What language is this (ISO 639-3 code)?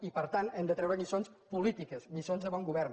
cat